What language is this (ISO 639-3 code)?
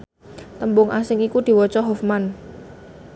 jav